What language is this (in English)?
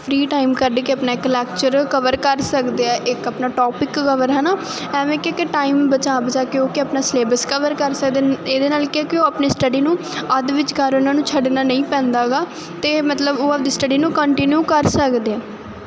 Punjabi